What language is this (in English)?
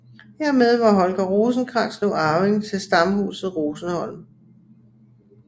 Danish